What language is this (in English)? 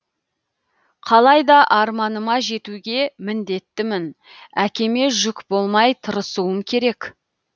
Kazakh